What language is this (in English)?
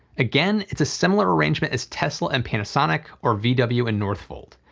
English